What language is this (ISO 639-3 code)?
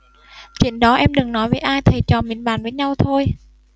vie